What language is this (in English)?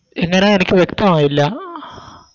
Malayalam